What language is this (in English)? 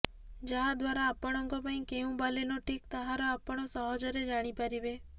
Odia